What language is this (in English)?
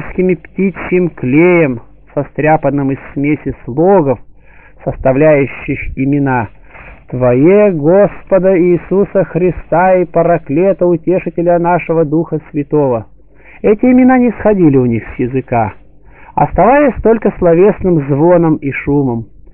Russian